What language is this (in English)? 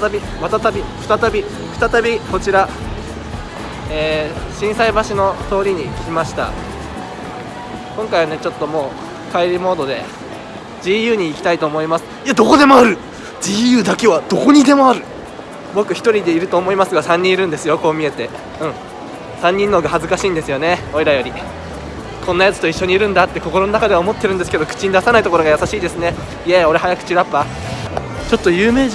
Japanese